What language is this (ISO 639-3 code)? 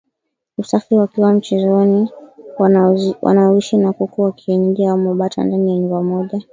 swa